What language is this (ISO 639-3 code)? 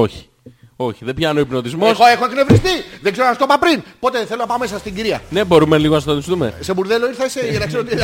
ell